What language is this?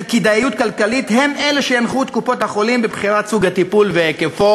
Hebrew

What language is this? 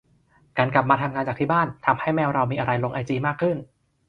Thai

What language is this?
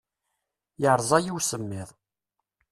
Kabyle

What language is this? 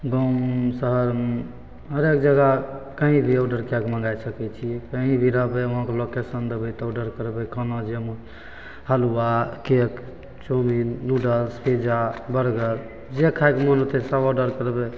Maithili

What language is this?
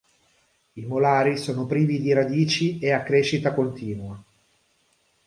Italian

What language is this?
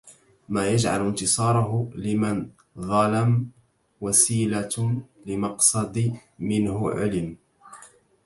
Arabic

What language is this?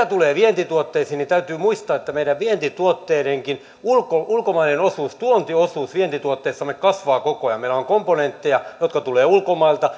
Finnish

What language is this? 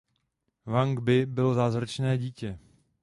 Czech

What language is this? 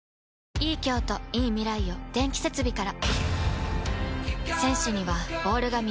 Japanese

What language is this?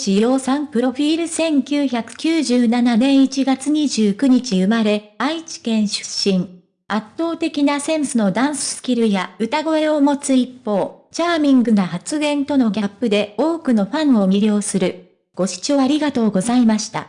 Japanese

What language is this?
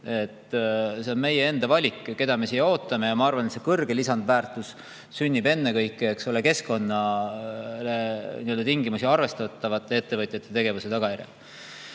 Estonian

